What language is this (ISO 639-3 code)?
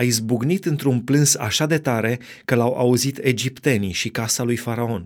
ron